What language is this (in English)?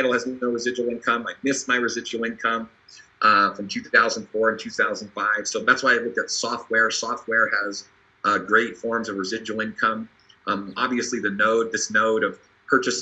English